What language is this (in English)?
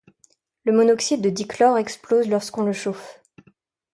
French